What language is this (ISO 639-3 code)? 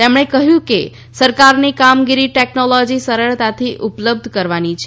guj